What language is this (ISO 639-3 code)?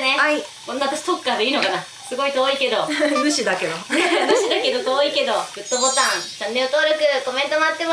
jpn